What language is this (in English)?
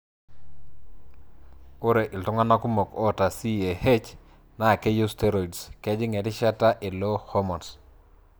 Masai